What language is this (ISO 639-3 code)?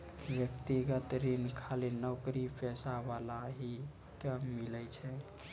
mai